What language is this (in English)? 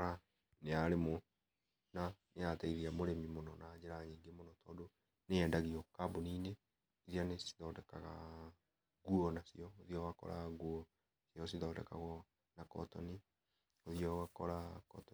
Kikuyu